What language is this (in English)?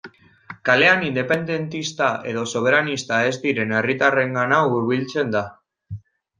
Basque